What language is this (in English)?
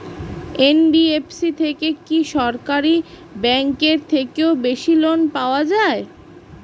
Bangla